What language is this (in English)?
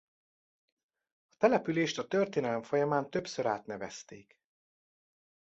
Hungarian